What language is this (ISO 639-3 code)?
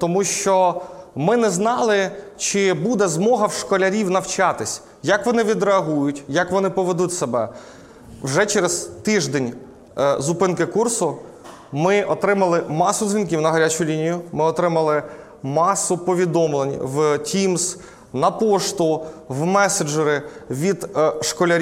ukr